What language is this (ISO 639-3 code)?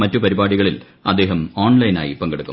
mal